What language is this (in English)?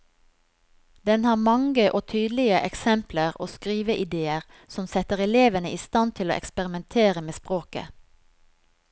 Norwegian